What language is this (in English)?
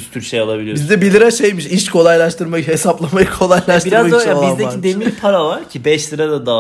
Turkish